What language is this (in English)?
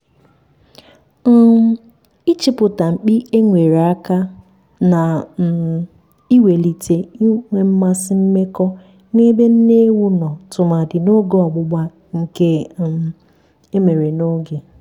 Igbo